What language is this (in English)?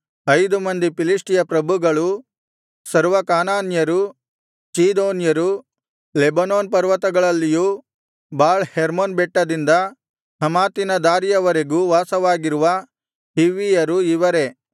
Kannada